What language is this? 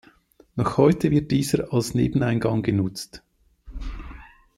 German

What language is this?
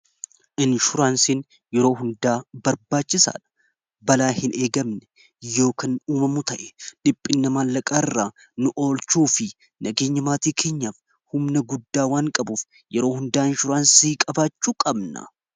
Oromo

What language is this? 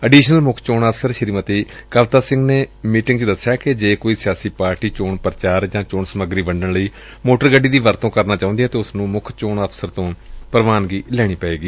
Punjabi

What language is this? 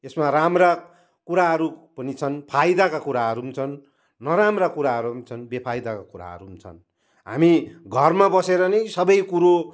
Nepali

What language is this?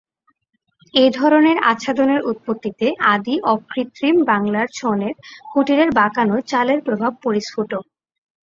Bangla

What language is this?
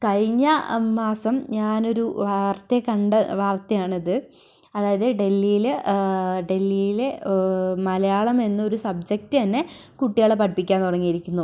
Malayalam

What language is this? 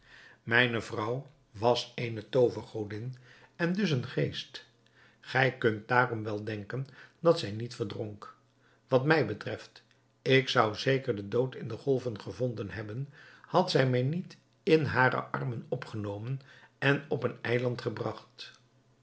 Dutch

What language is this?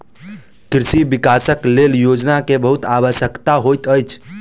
Maithili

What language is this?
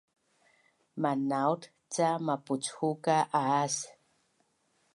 Bunun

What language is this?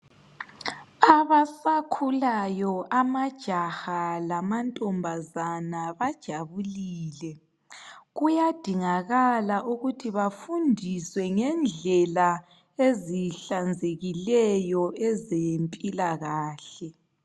North Ndebele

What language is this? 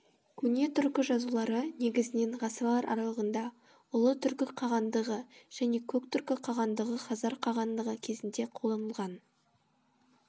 Kazakh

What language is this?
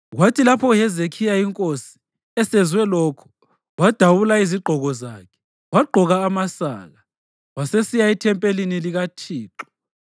North Ndebele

